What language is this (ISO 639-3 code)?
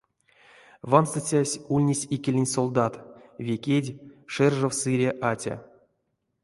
myv